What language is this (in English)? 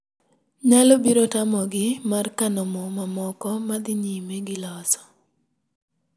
Luo (Kenya and Tanzania)